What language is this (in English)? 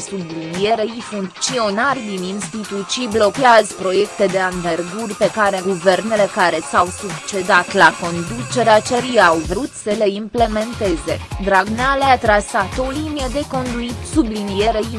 Romanian